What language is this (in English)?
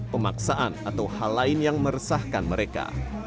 Indonesian